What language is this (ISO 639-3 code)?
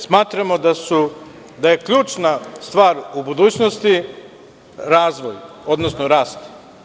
srp